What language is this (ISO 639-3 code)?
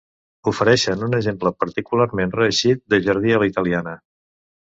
cat